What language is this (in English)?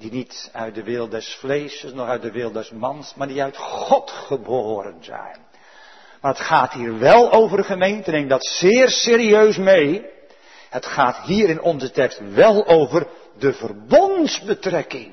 Dutch